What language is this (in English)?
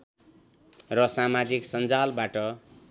Nepali